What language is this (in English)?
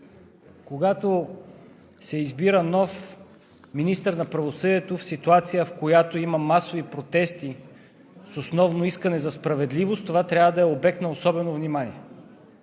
Bulgarian